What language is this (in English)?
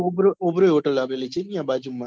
Gujarati